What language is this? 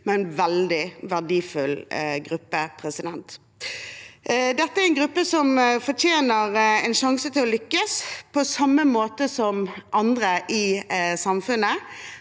Norwegian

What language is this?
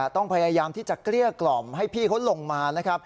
Thai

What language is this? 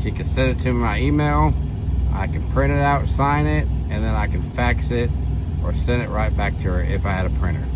English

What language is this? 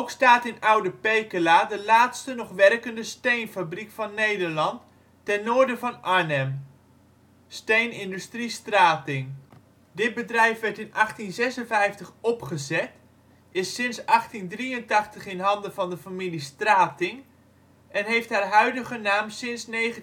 Dutch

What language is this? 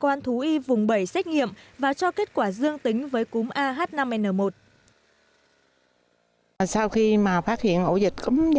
Vietnamese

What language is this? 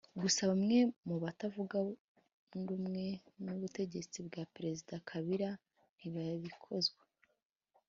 Kinyarwanda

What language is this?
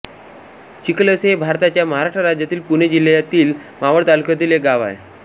Marathi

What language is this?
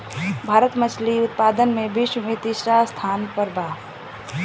Bhojpuri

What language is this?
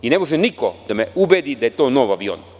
Serbian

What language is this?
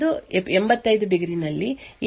Kannada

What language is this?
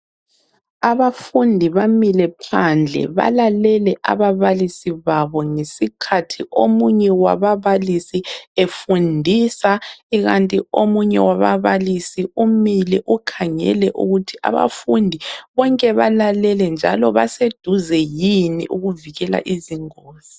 North Ndebele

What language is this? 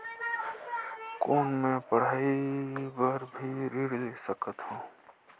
Chhattisgarhi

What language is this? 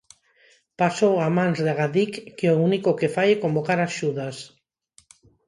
Galician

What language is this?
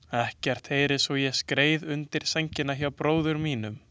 Icelandic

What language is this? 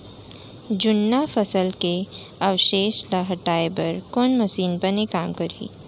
Chhattisgarhi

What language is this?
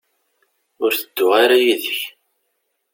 Kabyle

